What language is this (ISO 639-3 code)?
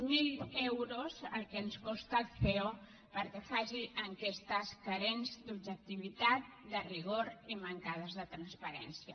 cat